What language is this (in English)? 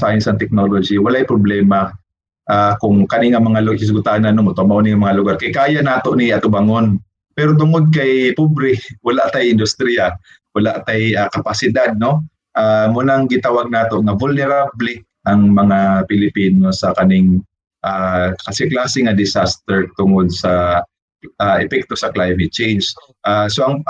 Filipino